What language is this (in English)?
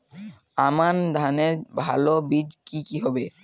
Bangla